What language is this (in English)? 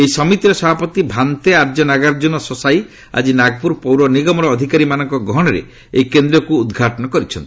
Odia